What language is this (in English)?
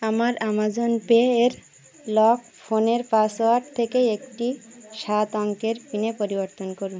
Bangla